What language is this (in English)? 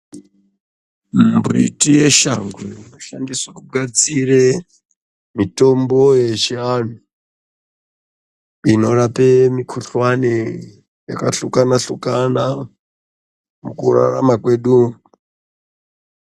Ndau